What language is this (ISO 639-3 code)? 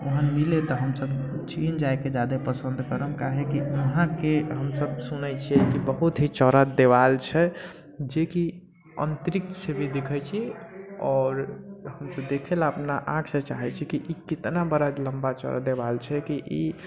mai